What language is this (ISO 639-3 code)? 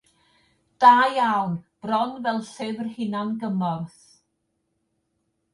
cym